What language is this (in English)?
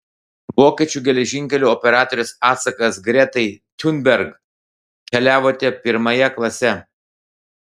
Lithuanian